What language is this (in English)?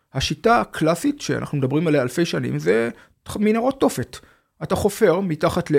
Hebrew